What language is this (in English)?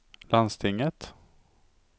Swedish